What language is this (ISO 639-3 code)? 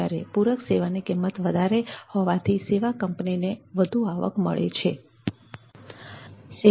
guj